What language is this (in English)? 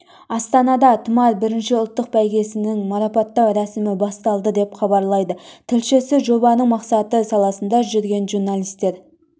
Kazakh